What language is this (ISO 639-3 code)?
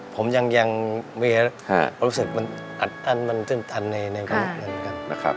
tha